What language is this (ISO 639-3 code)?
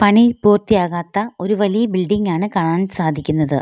mal